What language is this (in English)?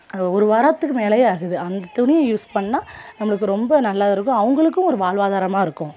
Tamil